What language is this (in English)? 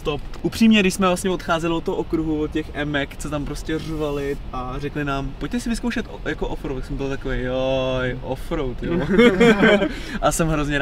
Czech